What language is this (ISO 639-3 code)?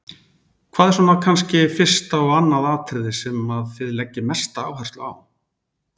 isl